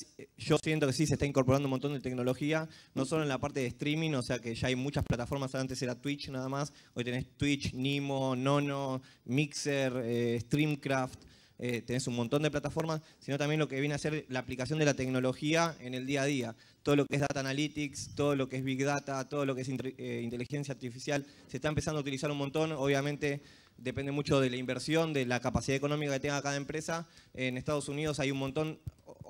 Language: Spanish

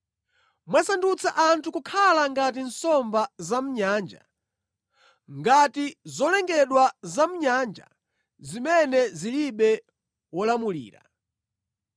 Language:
Nyanja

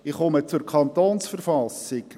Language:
Swiss German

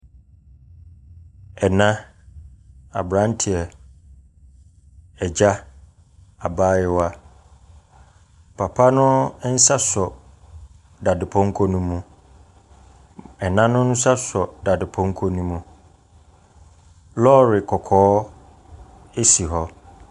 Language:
Akan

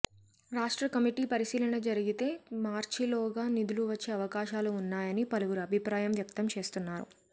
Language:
Telugu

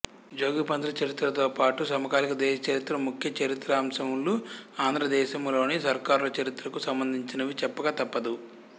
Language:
Telugu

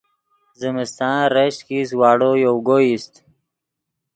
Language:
Yidgha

